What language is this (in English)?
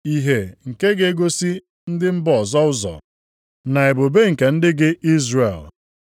Igbo